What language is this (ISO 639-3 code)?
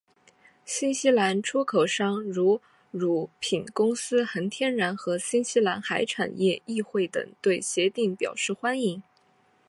zho